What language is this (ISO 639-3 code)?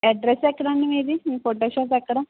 tel